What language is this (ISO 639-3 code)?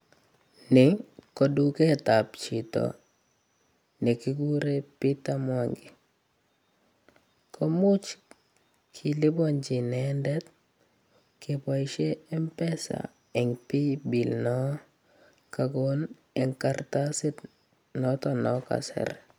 kln